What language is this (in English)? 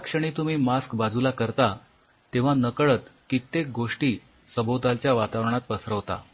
Marathi